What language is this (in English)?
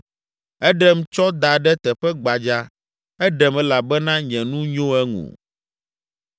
Ewe